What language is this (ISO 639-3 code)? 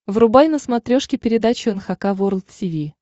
rus